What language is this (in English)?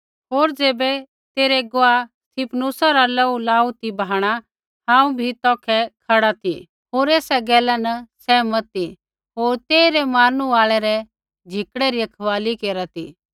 Kullu Pahari